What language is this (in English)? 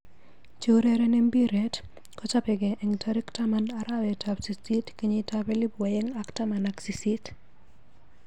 Kalenjin